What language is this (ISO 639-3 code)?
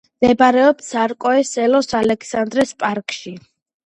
kat